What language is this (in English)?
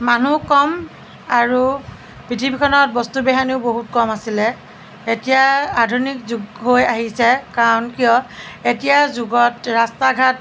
Assamese